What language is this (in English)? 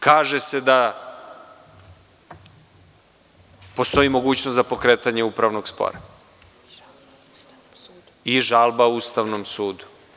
Serbian